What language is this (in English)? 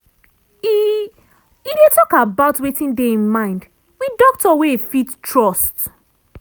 Nigerian Pidgin